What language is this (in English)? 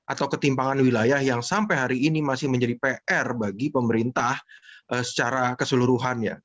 Indonesian